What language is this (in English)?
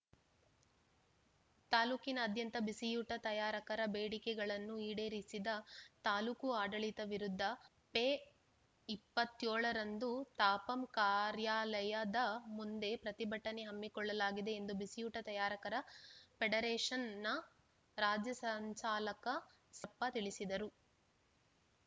Kannada